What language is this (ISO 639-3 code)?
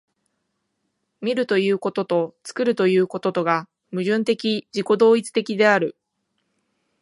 jpn